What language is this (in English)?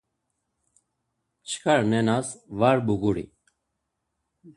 Laz